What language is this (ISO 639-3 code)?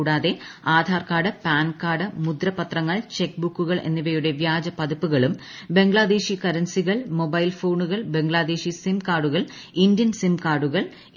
mal